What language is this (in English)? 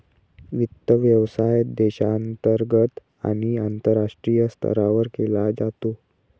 Marathi